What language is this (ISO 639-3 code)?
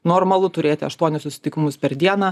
lit